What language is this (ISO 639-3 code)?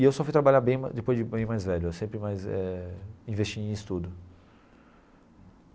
por